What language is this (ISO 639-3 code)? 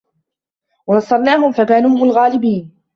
ara